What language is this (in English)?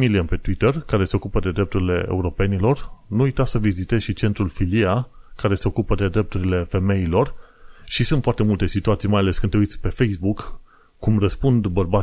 Romanian